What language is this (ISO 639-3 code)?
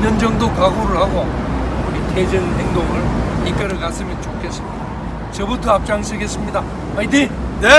kor